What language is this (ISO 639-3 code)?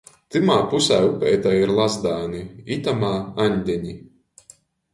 ltg